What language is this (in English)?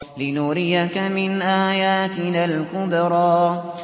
Arabic